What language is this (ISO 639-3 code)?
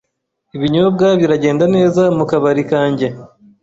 kin